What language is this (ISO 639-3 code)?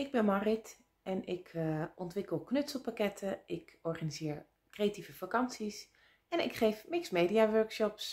nld